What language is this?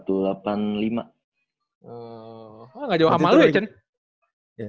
Indonesian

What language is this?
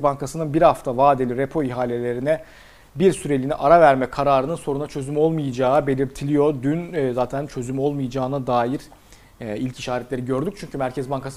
Turkish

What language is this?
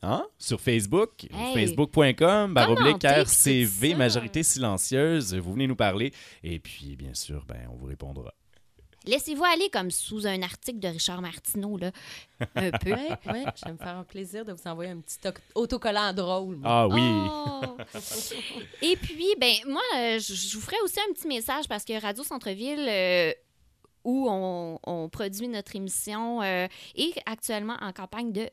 French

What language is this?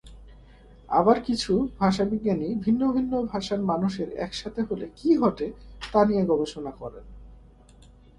Bangla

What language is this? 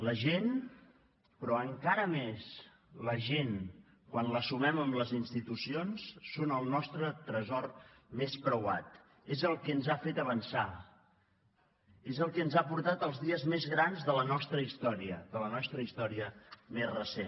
Catalan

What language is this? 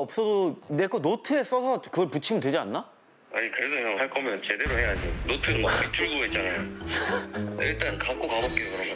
Korean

